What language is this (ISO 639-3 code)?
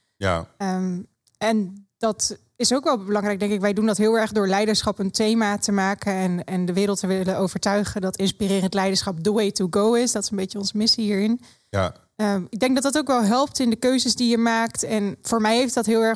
nld